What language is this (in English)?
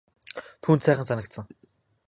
Mongolian